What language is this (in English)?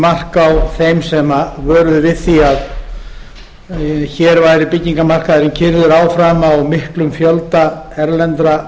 Icelandic